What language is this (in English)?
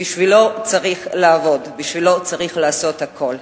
Hebrew